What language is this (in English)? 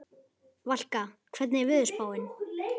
Icelandic